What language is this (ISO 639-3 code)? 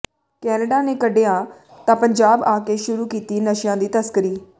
pan